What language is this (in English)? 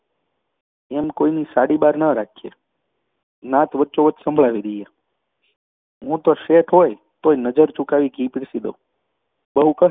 Gujarati